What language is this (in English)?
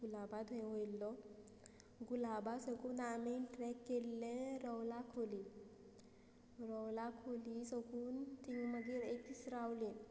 Konkani